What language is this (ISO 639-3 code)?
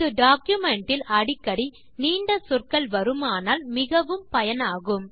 tam